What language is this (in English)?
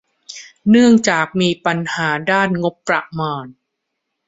Thai